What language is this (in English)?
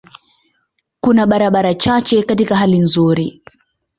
Swahili